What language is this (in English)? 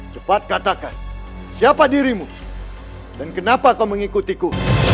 Indonesian